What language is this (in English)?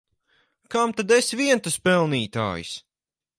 Latvian